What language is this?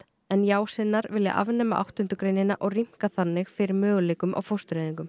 Icelandic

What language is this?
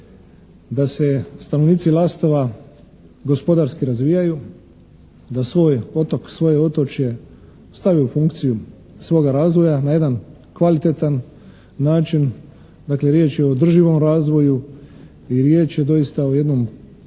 Croatian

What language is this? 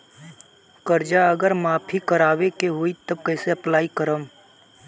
Bhojpuri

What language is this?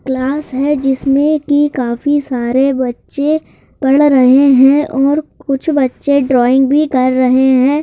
Hindi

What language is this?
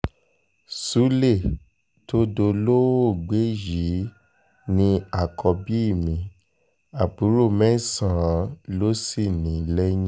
Yoruba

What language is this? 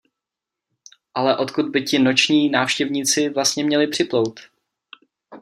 Czech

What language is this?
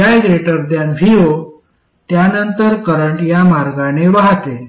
Marathi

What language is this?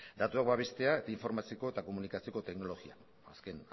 Basque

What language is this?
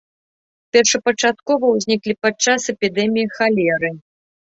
Belarusian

